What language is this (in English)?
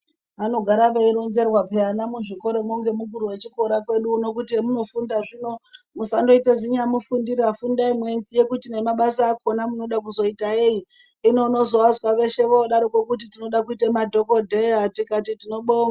Ndau